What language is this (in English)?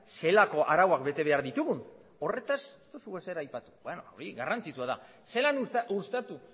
Basque